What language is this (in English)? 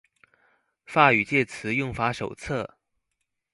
Chinese